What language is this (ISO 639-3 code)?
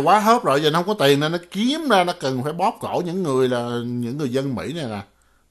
vie